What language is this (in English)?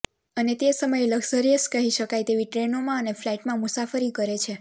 Gujarati